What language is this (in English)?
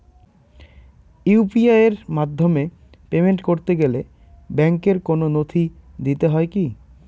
Bangla